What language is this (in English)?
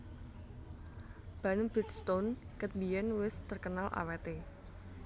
Javanese